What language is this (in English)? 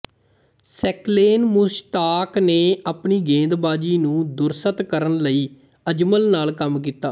Punjabi